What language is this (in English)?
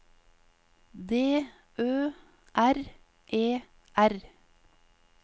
Norwegian